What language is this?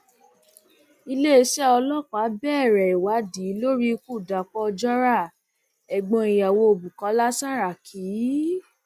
Yoruba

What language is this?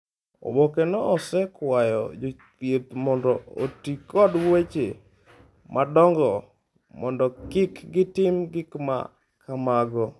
Luo (Kenya and Tanzania)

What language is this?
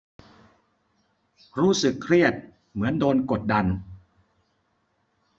Thai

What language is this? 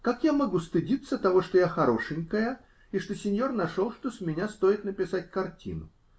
Russian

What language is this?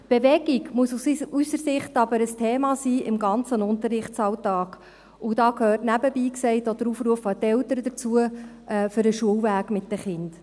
Swiss German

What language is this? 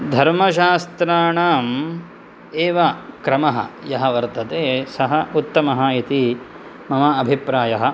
Sanskrit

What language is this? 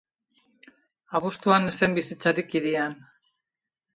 Basque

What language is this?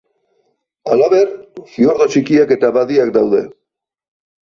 Basque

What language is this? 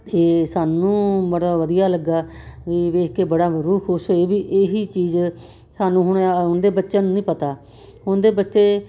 Punjabi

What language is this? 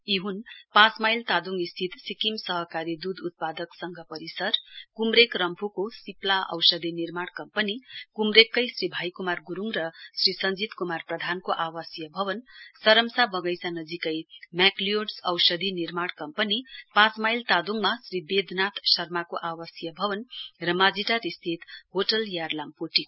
Nepali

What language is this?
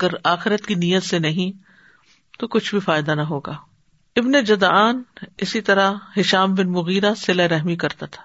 Urdu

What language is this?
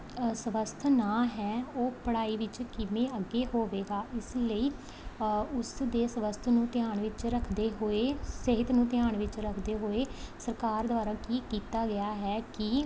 Punjabi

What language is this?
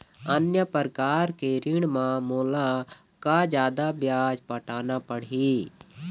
Chhattisgarhi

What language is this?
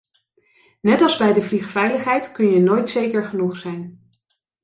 Dutch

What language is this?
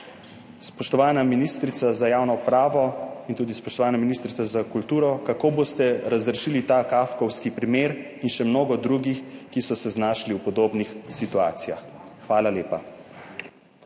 Slovenian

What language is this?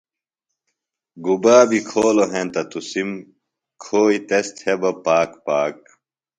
Phalura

